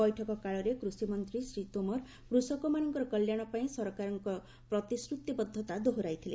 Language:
Odia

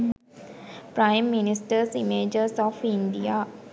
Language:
Sinhala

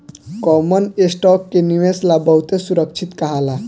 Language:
Bhojpuri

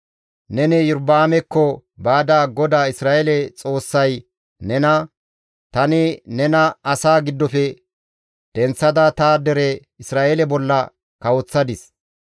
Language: Gamo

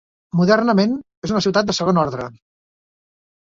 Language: Catalan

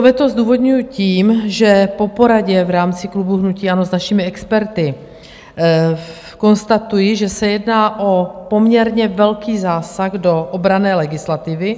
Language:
Czech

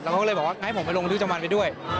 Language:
Thai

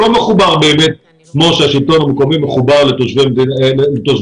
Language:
Hebrew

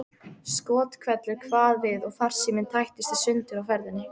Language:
Icelandic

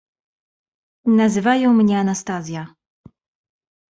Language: Polish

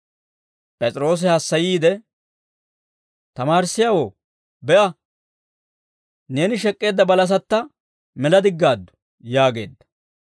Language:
Dawro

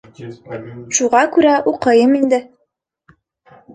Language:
Bashkir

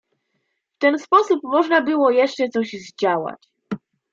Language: Polish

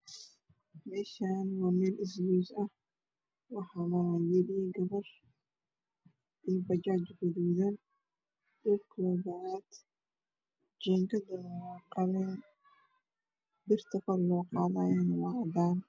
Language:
Somali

